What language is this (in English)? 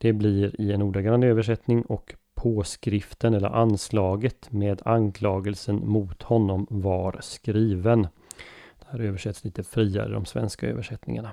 Swedish